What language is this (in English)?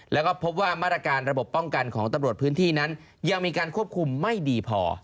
Thai